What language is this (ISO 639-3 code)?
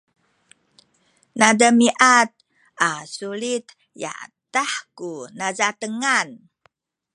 szy